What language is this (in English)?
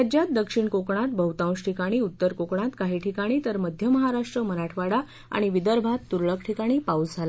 Marathi